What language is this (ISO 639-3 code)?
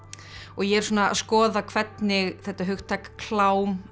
isl